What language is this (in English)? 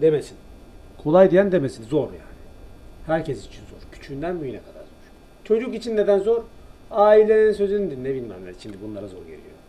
Turkish